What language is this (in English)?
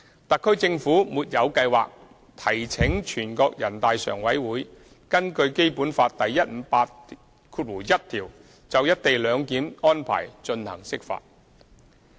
Cantonese